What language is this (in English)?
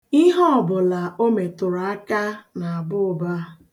Igbo